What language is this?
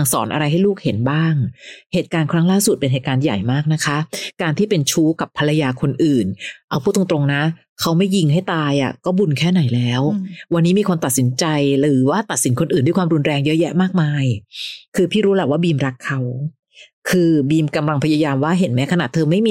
Thai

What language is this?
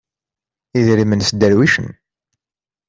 Kabyle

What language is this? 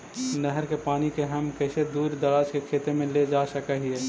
Magahi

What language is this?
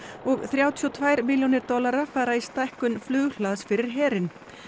Icelandic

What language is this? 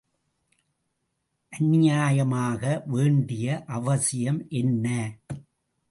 Tamil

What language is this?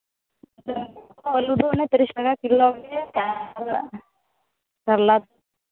Santali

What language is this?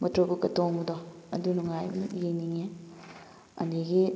Manipuri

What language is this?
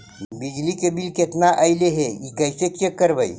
Magahi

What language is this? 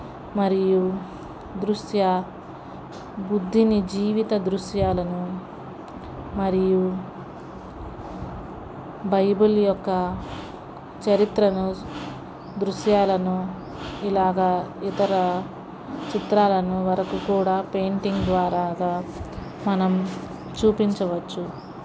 Telugu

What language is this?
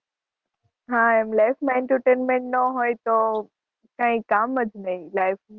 Gujarati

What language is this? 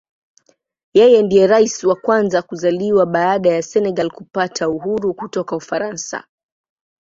Swahili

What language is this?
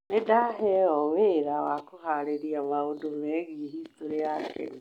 Kikuyu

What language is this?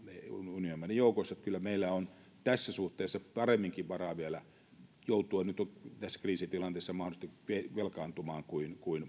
Finnish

